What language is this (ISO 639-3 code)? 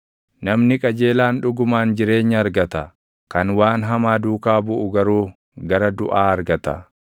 orm